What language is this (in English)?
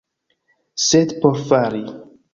Esperanto